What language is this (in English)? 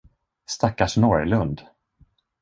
Swedish